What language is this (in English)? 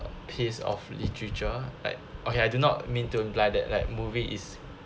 English